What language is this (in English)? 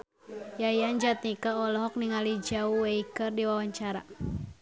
Sundanese